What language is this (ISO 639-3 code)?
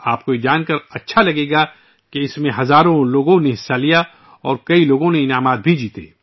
urd